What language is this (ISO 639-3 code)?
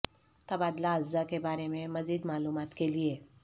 urd